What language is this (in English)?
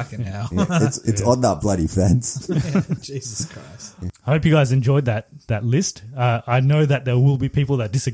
English